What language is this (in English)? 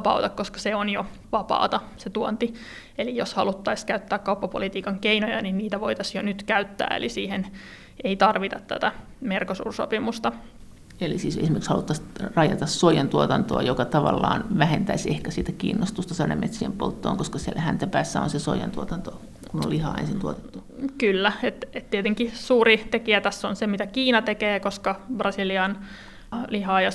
Finnish